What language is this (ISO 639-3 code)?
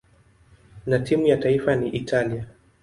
swa